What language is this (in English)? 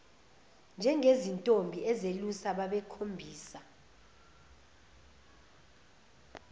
Zulu